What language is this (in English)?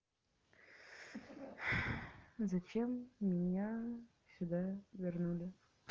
Russian